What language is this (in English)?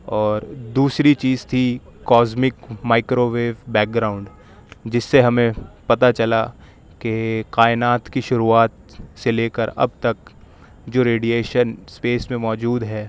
Urdu